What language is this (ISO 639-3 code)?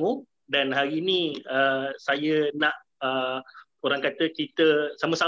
msa